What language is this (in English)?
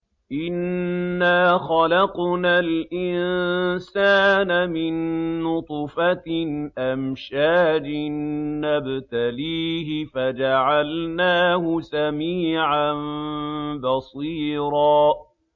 Arabic